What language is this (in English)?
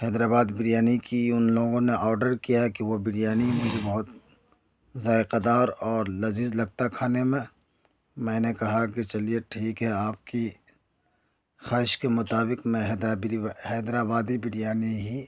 Urdu